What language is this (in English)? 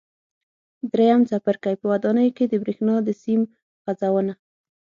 Pashto